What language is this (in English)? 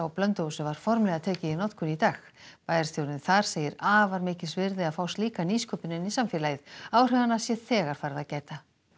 Icelandic